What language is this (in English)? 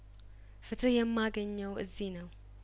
Amharic